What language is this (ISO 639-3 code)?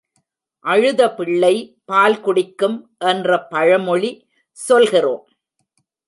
tam